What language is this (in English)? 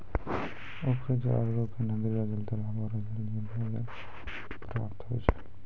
Maithili